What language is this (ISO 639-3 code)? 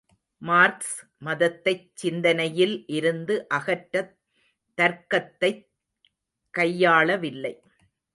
tam